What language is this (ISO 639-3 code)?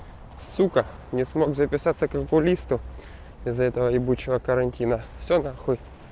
rus